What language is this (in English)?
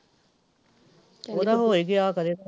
Punjabi